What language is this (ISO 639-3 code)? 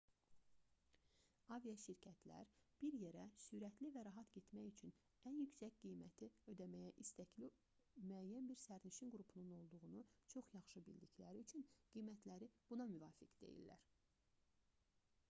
aze